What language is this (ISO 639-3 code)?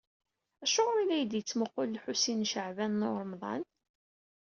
kab